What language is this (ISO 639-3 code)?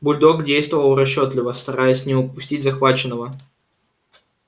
rus